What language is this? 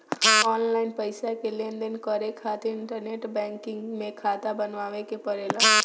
Bhojpuri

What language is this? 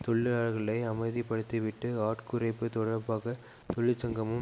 Tamil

